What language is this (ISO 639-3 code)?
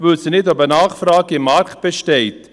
gsw